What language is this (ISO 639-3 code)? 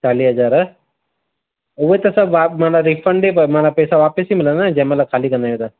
snd